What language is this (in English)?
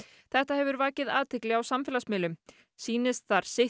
Icelandic